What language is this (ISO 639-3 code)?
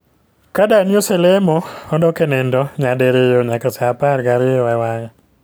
luo